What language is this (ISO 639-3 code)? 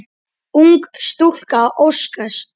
isl